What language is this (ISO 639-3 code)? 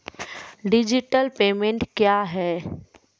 mai